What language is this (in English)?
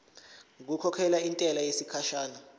Zulu